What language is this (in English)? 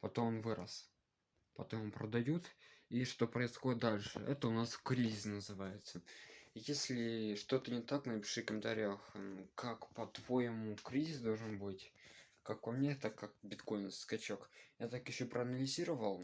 Russian